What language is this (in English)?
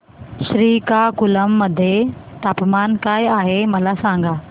Marathi